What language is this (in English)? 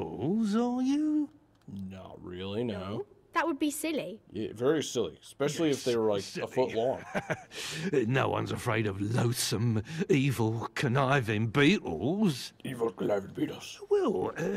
English